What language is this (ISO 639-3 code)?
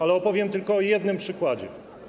pol